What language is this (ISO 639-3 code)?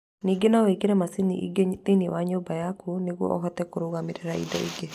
kik